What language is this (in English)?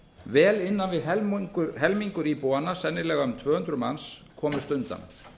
Icelandic